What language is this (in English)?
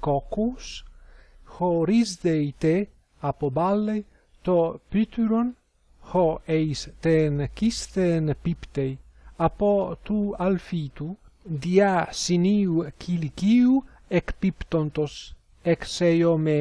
Greek